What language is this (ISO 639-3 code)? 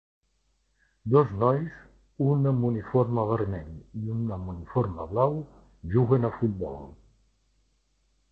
cat